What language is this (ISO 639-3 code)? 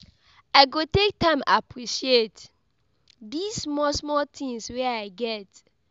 pcm